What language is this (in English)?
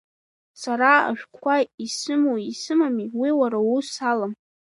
Abkhazian